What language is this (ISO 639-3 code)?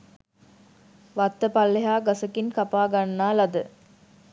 sin